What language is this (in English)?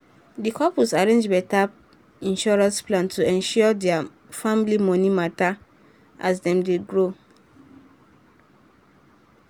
Nigerian Pidgin